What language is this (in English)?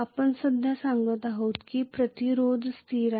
Marathi